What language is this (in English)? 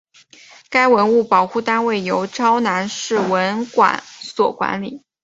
Chinese